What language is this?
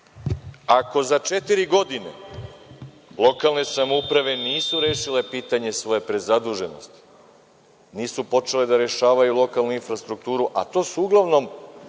Serbian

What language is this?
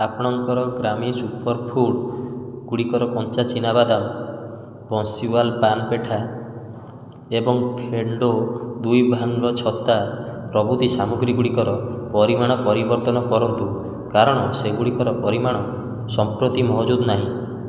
Odia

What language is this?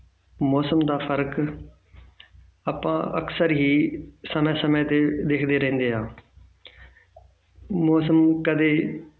Punjabi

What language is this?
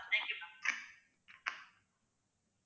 Tamil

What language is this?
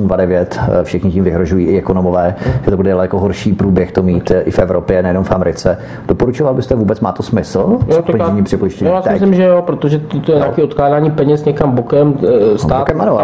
Czech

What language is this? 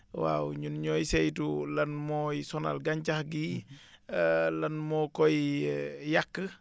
Wolof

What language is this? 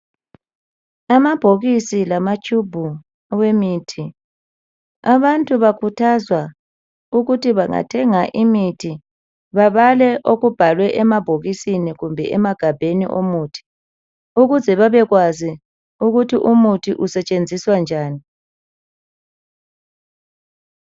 North Ndebele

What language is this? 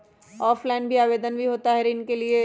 Magahi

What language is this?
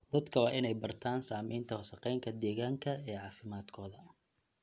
Somali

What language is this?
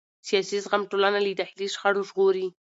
Pashto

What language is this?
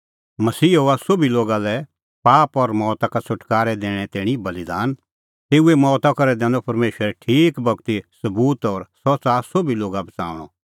Kullu Pahari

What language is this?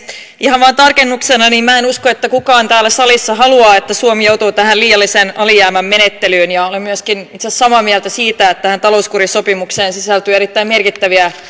Finnish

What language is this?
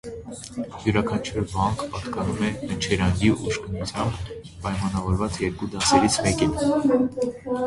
Armenian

